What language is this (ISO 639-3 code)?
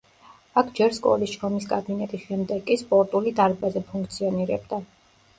kat